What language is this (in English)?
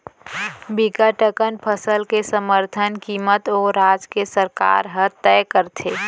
Chhattisgarhi